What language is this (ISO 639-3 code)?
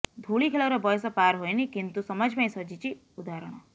ori